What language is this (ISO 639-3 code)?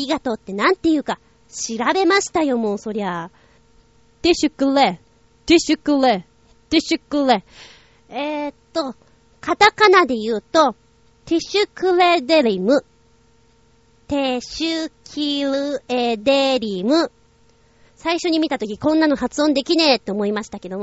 jpn